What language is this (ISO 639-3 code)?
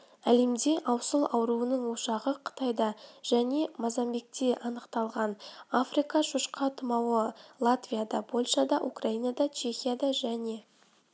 kaz